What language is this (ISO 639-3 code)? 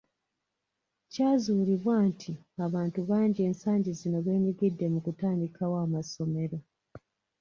lug